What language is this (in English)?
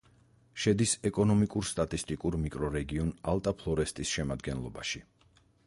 Georgian